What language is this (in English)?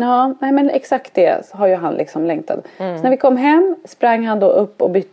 Swedish